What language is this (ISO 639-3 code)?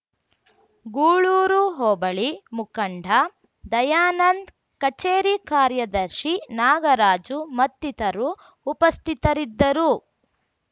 kan